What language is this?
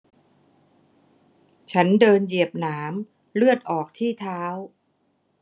Thai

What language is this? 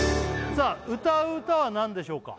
Japanese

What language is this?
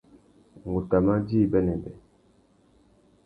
Tuki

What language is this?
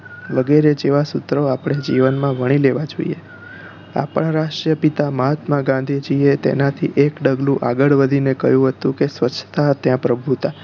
Gujarati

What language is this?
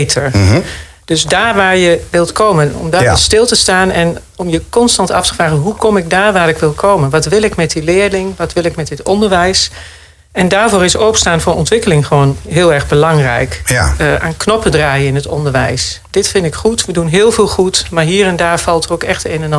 Dutch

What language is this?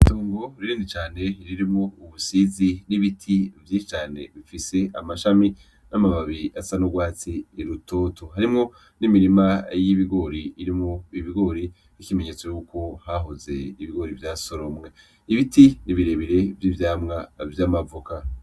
Rundi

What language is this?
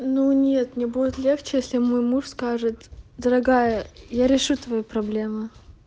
Russian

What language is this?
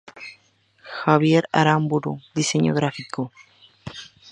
Spanish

